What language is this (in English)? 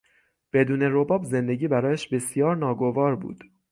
Persian